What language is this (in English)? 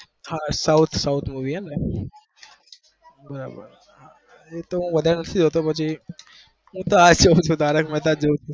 Gujarati